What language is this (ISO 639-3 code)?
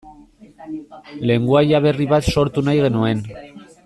eus